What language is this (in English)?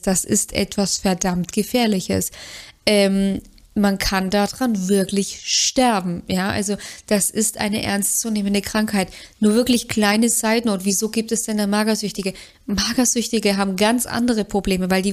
German